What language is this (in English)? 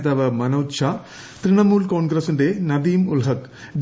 Malayalam